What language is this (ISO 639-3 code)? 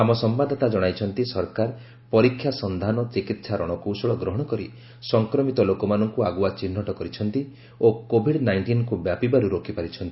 ori